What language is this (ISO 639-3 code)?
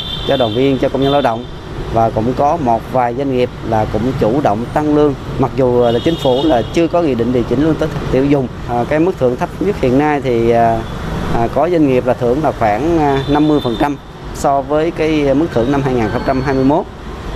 vie